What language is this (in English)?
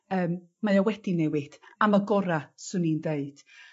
Welsh